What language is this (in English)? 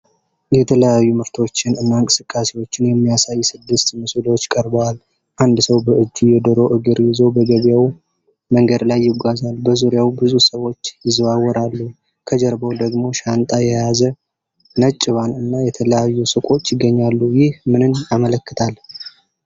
Amharic